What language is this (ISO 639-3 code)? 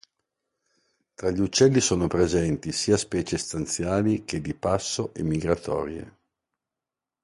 ita